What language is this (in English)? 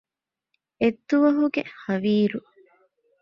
Divehi